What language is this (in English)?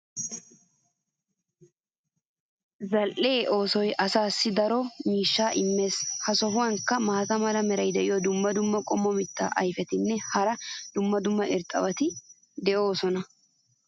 Wolaytta